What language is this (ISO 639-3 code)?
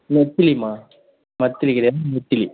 tam